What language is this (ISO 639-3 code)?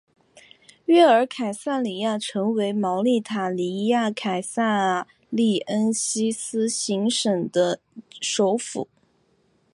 zho